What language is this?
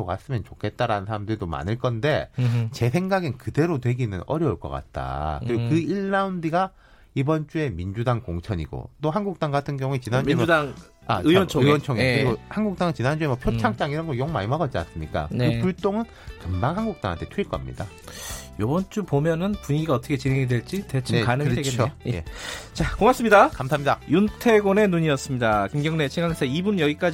Korean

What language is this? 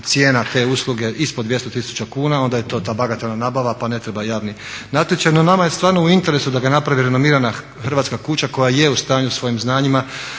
Croatian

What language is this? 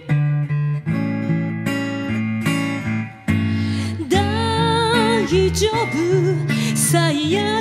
Japanese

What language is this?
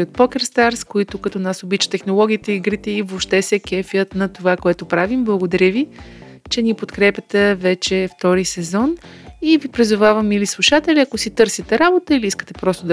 Bulgarian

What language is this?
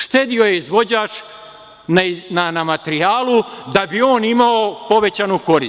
Serbian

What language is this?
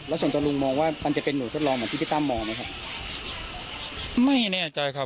Thai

